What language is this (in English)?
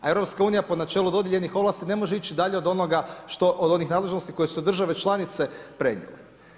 Croatian